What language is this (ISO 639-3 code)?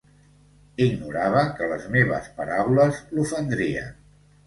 cat